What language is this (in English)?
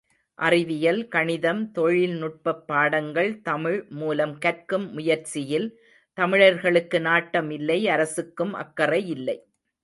Tamil